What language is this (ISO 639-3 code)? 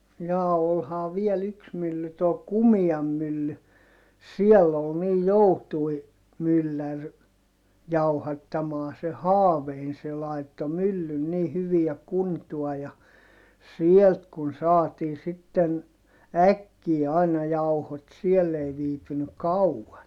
fin